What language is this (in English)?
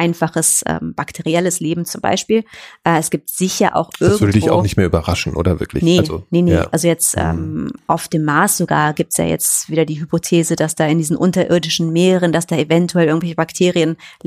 German